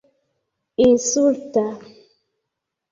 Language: Esperanto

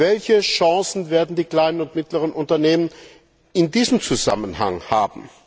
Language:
German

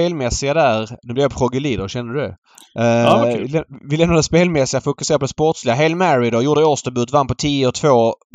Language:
Swedish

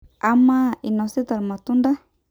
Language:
Masai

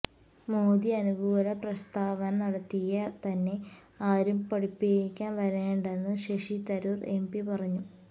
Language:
Malayalam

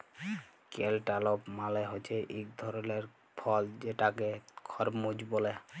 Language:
Bangla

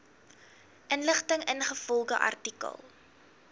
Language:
Afrikaans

